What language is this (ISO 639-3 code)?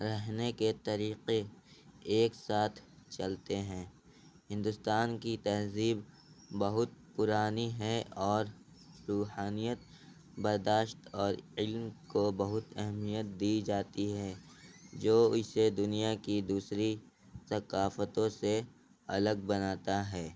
urd